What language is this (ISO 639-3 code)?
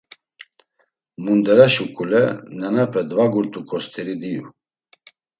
lzz